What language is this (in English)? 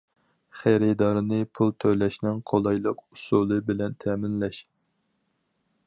Uyghur